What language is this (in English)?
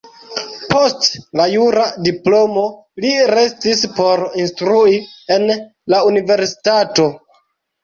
Esperanto